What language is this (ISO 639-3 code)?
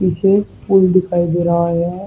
hin